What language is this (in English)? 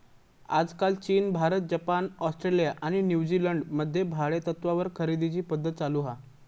Marathi